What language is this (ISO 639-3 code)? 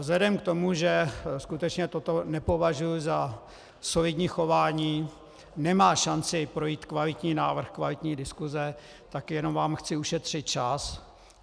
ces